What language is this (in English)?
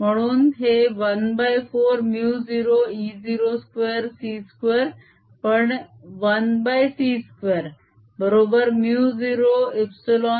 Marathi